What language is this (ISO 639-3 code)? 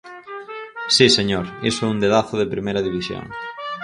glg